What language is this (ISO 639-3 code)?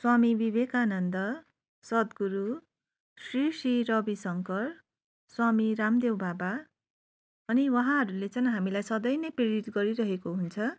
nep